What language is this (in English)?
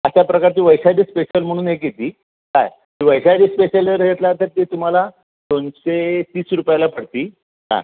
Marathi